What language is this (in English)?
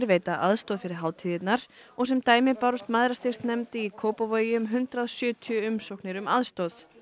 Icelandic